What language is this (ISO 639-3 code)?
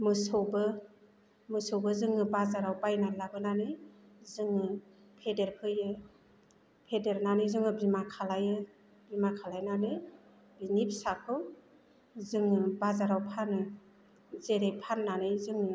brx